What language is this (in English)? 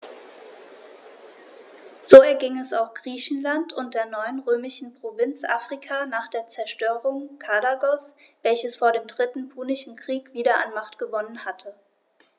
German